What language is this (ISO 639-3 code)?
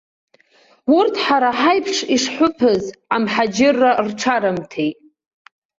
abk